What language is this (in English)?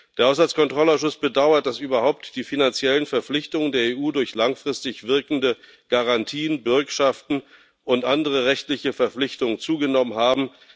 German